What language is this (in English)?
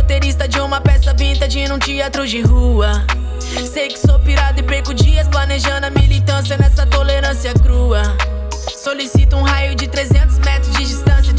Portuguese